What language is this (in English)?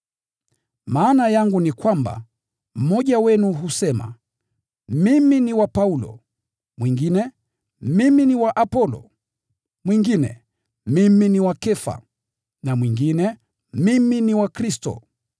Swahili